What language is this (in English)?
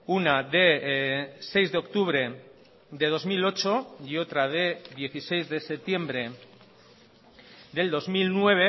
Spanish